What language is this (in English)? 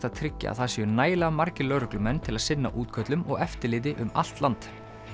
Icelandic